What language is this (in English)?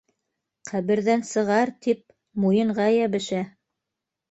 Bashkir